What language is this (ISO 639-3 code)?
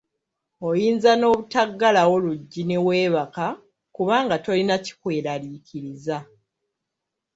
lug